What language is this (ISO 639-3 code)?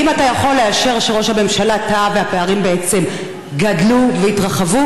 heb